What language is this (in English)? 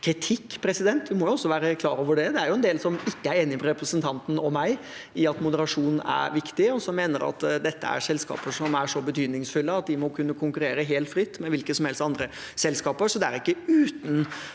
Norwegian